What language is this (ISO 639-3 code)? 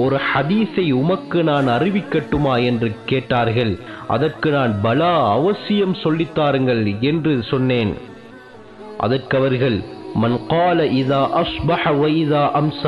ind